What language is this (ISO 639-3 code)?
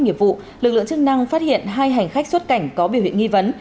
vie